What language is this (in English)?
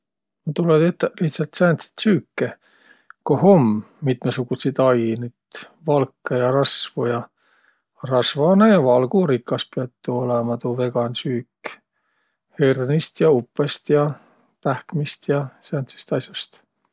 Võro